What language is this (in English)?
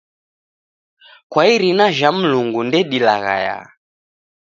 Taita